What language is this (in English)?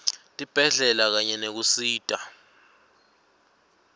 Swati